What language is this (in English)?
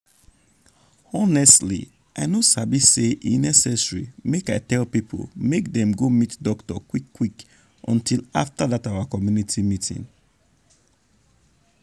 Nigerian Pidgin